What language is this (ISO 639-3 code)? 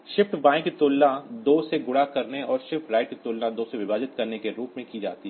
hin